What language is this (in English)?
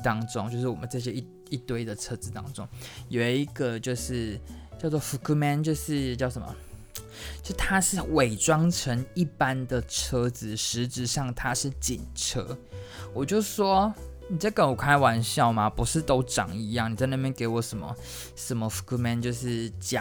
Chinese